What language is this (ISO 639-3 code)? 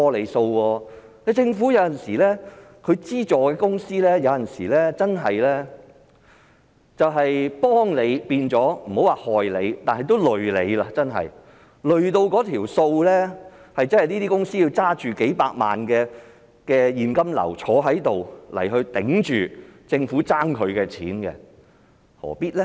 yue